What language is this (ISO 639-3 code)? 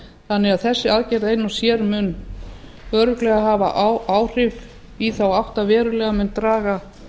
isl